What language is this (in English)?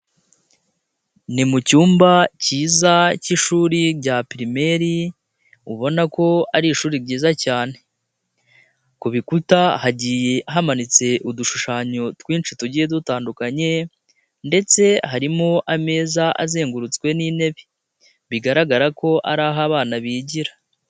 Kinyarwanda